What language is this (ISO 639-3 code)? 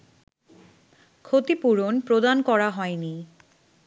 ben